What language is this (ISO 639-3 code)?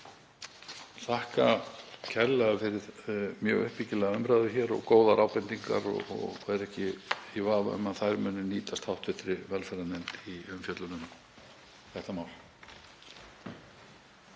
isl